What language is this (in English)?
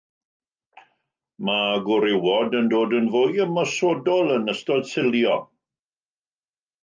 Welsh